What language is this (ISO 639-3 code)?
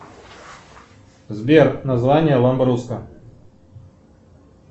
rus